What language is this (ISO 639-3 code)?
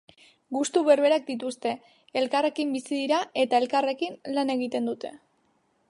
eus